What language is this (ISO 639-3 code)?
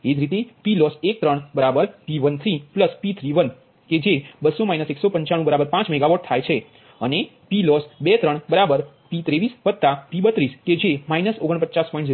guj